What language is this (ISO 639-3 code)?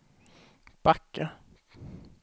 swe